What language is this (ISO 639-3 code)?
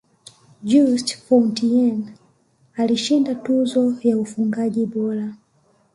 swa